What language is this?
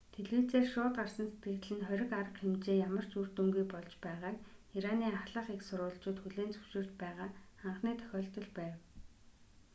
Mongolian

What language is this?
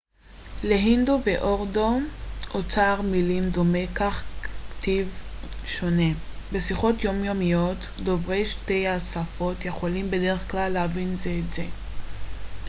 Hebrew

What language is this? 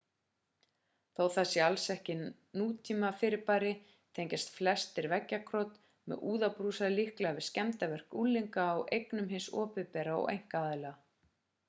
Icelandic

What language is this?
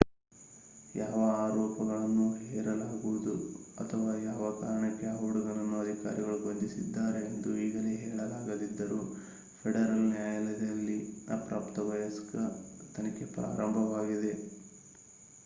Kannada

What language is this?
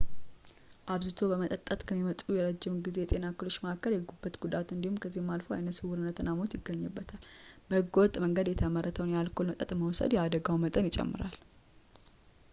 Amharic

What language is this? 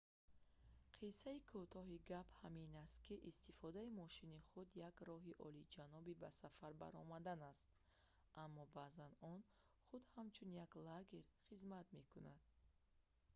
Tajik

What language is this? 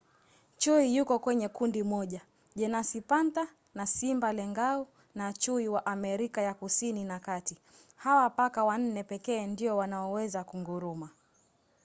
Swahili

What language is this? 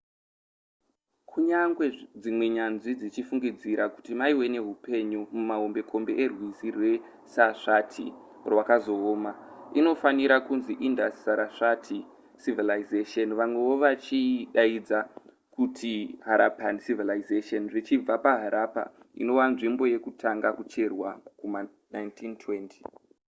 Shona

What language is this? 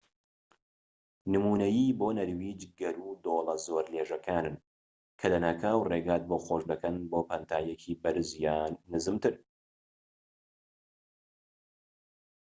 Central Kurdish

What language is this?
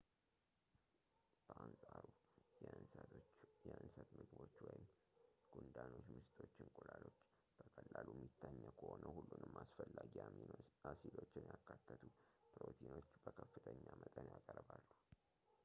Amharic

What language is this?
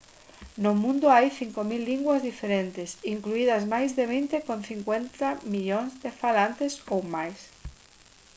Galician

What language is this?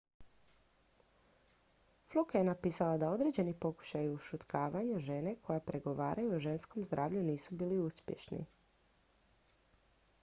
Croatian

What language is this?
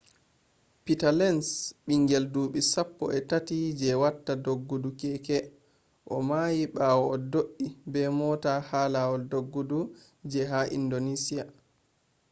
Fula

